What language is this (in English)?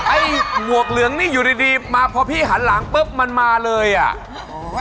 Thai